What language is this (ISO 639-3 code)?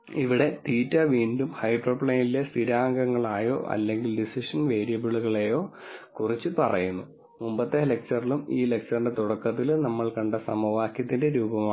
mal